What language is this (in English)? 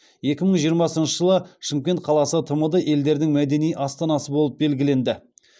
Kazakh